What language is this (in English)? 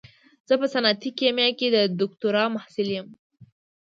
Pashto